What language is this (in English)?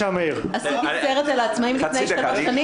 Hebrew